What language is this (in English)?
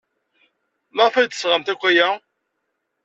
Kabyle